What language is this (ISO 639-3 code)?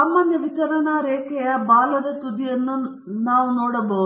kan